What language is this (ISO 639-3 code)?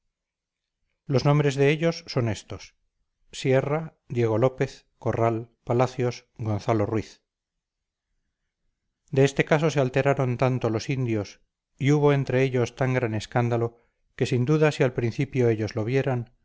spa